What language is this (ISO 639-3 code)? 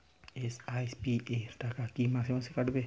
ben